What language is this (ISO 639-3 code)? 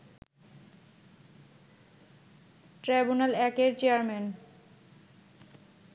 ben